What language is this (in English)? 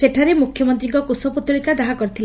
Odia